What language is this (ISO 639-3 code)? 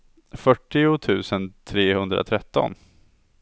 swe